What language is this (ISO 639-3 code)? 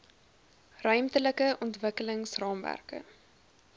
afr